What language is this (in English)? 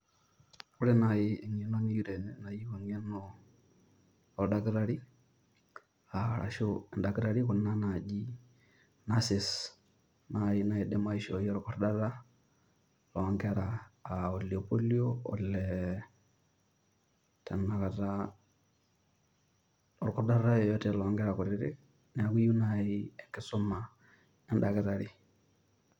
Masai